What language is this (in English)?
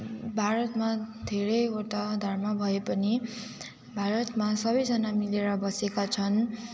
Nepali